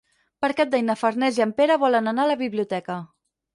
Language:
Catalan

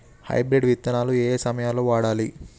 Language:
Telugu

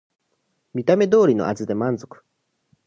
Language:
Japanese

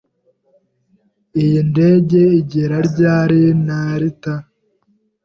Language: Kinyarwanda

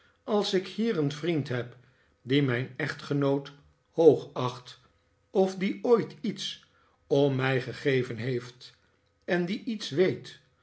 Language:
Dutch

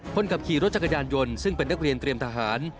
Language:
Thai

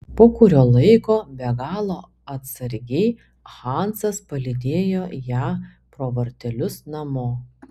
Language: Lithuanian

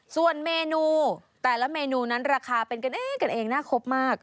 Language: Thai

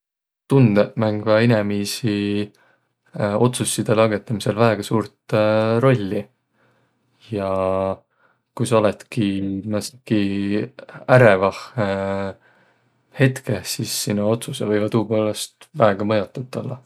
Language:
Võro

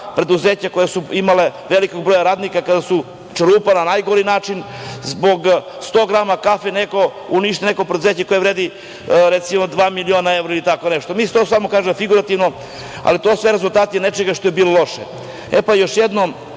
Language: Serbian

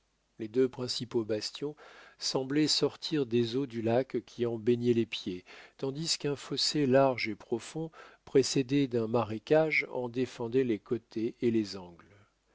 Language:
French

